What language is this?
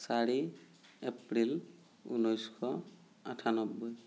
Assamese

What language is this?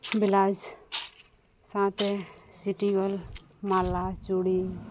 Santali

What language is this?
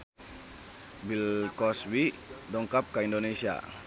Sundanese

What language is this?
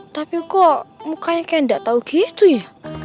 Indonesian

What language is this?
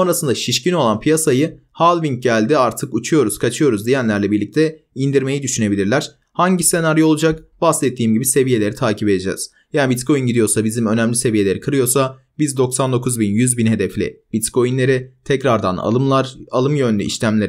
Turkish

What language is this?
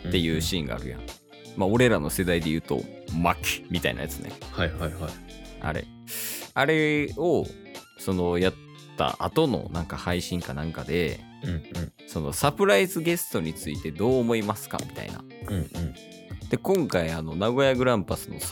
Japanese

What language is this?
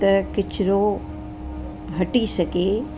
Sindhi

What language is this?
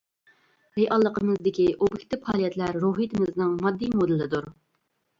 Uyghur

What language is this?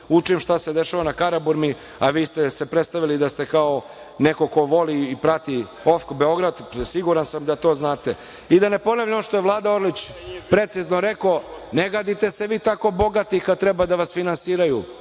Serbian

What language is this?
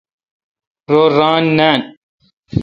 Kalkoti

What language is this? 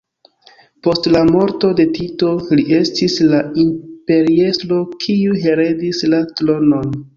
Esperanto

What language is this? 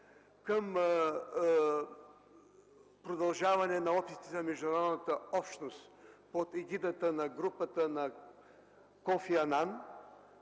Bulgarian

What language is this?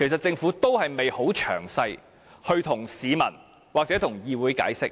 Cantonese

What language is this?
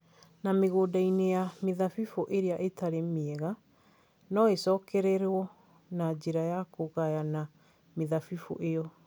Kikuyu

